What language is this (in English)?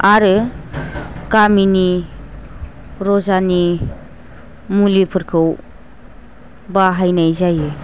Bodo